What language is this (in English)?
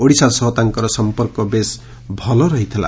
Odia